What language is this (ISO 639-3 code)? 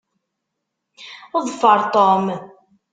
kab